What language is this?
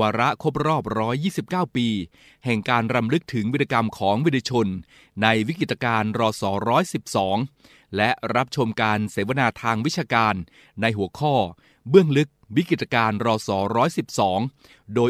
Thai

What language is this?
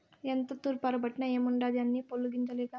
Telugu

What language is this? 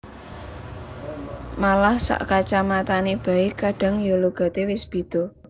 Javanese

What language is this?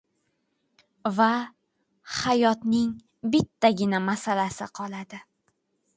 Uzbek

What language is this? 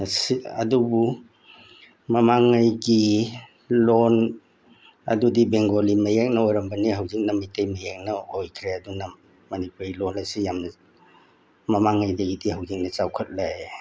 Manipuri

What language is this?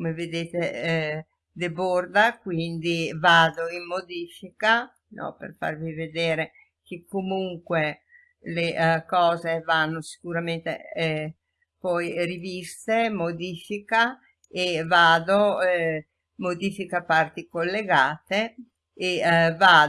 Italian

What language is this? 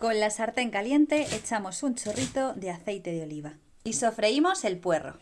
Spanish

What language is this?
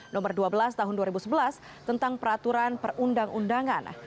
Indonesian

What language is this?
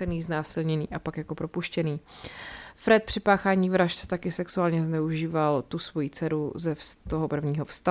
Czech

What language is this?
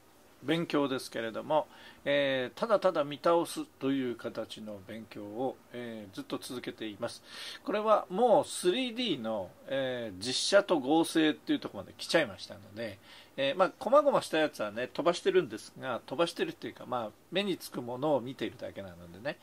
Japanese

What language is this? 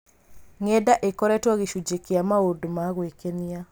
Kikuyu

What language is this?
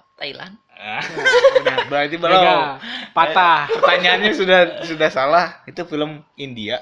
Indonesian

